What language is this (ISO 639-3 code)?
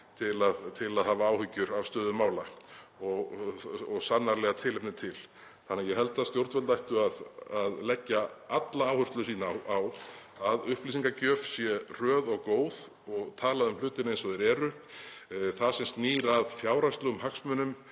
isl